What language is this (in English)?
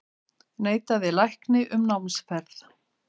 Icelandic